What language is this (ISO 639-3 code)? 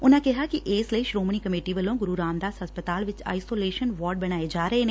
pan